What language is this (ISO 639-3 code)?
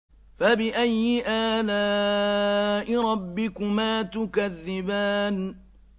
ara